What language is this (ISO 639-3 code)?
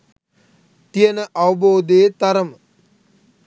sin